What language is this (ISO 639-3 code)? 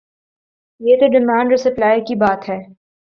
urd